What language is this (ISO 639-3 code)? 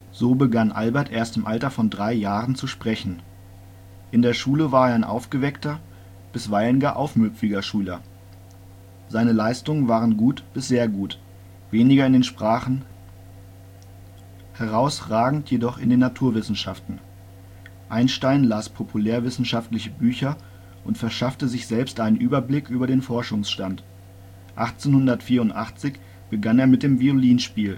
deu